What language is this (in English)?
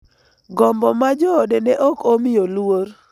Luo (Kenya and Tanzania)